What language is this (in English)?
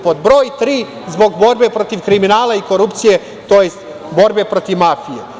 Serbian